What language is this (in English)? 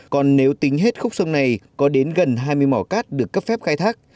Vietnamese